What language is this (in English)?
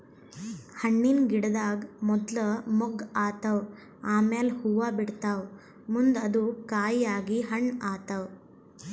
Kannada